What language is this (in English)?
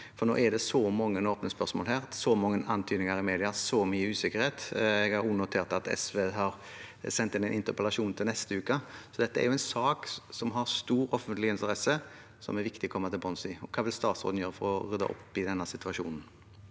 Norwegian